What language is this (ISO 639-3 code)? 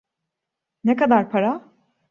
tur